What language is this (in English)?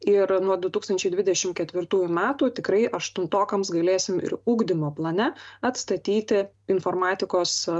Lithuanian